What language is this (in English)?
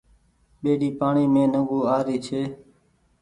Goaria